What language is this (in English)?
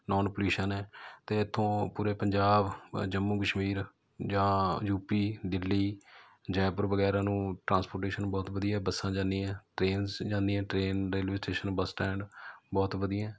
Punjabi